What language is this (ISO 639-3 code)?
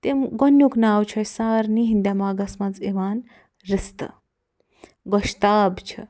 kas